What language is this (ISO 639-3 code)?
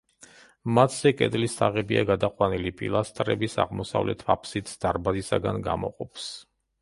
kat